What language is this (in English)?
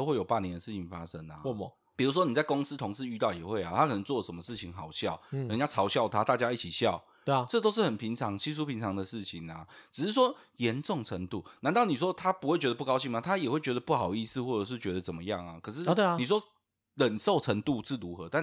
Chinese